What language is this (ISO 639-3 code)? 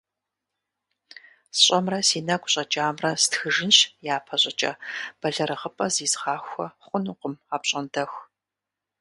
kbd